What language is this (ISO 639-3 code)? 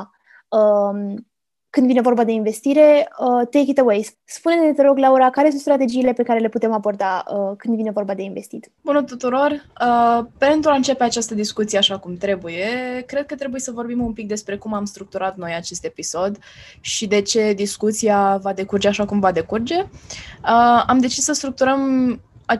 ron